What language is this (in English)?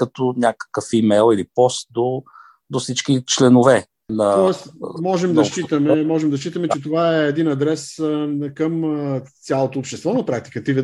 Bulgarian